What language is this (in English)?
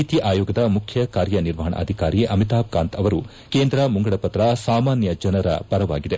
Kannada